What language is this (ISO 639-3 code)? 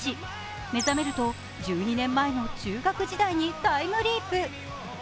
jpn